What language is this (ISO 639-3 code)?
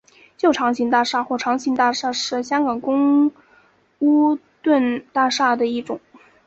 zho